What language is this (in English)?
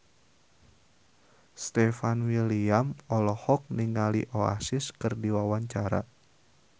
Sundanese